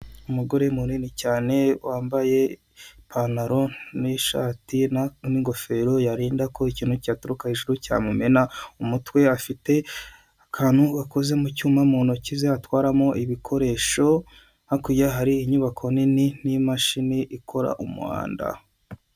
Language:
Kinyarwanda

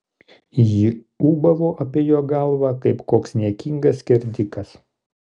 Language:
Lithuanian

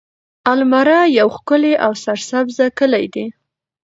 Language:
Pashto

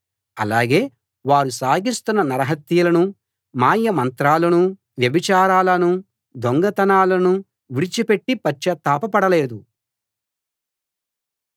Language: Telugu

